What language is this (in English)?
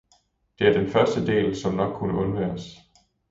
Danish